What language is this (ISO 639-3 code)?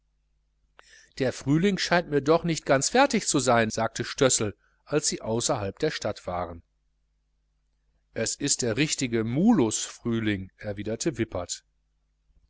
deu